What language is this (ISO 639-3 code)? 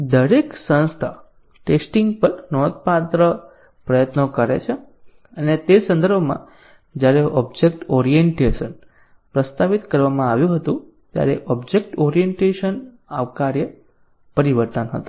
guj